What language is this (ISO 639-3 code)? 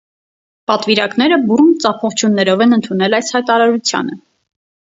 hye